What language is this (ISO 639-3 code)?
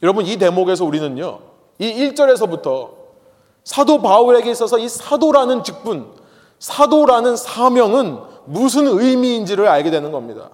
kor